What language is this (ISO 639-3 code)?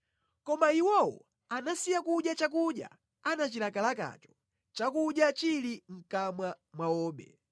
nya